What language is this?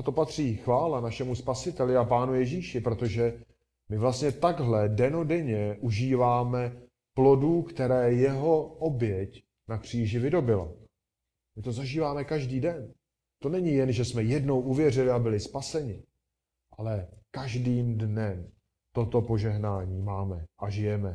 Czech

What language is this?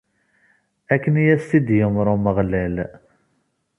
Kabyle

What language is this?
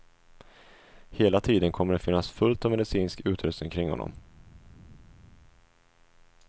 Swedish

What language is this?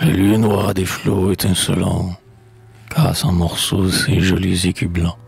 French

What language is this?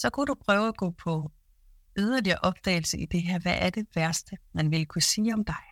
Danish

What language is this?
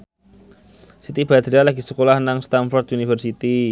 Javanese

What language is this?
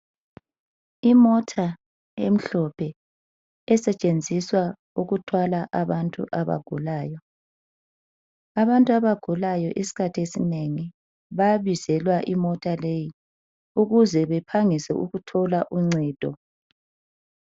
North Ndebele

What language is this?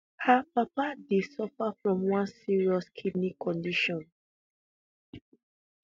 Nigerian Pidgin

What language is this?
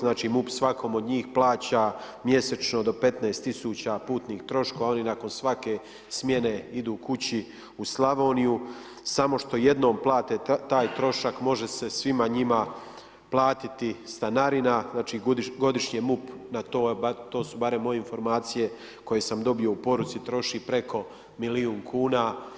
Croatian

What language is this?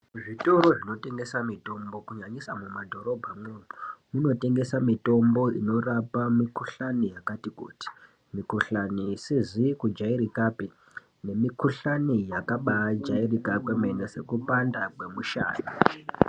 Ndau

